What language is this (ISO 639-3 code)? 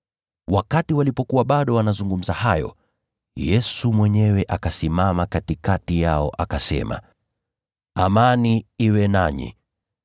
swa